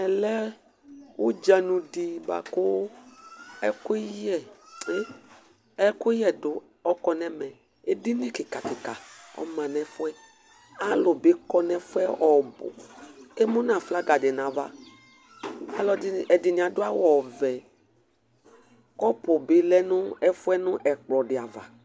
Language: Ikposo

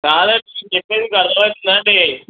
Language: Telugu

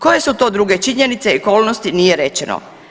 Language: Croatian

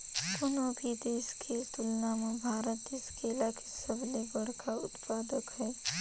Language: Chhattisgarhi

